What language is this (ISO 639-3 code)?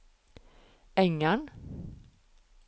nor